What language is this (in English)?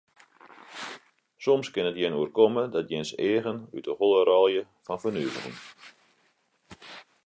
Western Frisian